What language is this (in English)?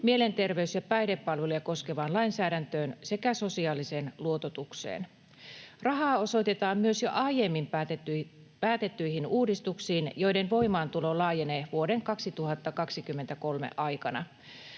Finnish